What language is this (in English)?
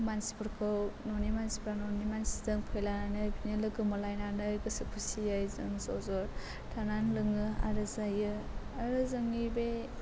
Bodo